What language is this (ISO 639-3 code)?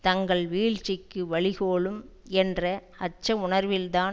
tam